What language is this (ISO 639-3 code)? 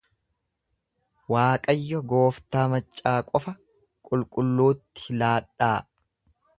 orm